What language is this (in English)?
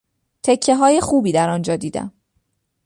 Persian